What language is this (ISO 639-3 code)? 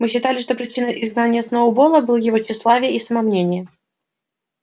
rus